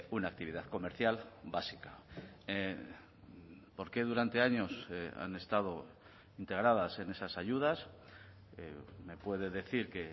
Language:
Spanish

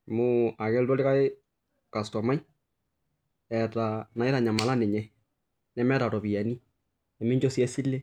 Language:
Masai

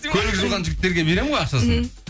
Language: Kazakh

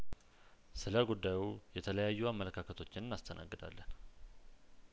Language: Amharic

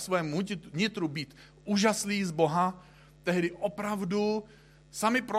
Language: Czech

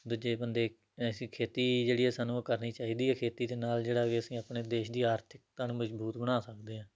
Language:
Punjabi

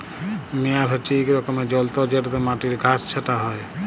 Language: Bangla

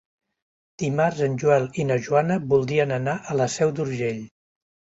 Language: Catalan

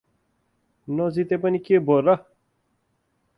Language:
Nepali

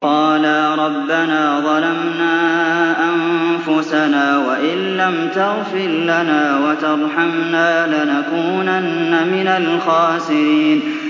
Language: Arabic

